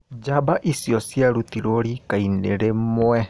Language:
Kikuyu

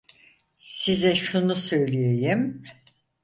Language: Turkish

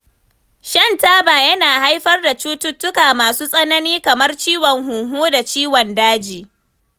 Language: Hausa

